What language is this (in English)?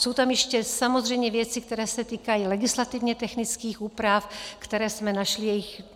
Czech